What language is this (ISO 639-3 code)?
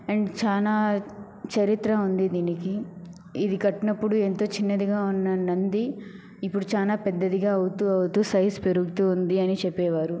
tel